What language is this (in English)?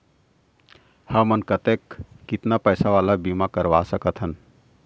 Chhattisgarhi